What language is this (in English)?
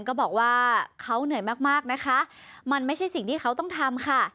Thai